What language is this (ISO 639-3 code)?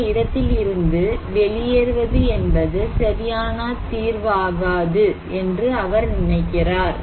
tam